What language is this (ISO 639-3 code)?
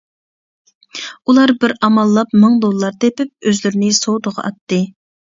uig